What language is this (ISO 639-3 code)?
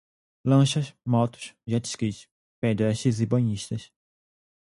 por